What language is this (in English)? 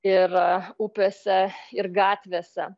Lithuanian